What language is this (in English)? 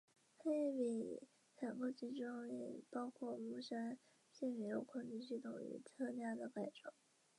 Chinese